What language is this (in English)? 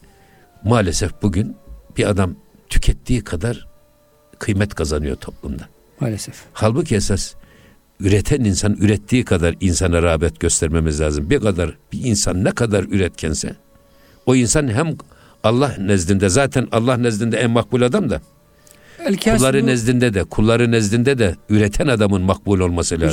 Turkish